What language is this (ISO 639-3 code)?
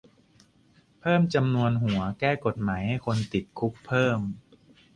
tha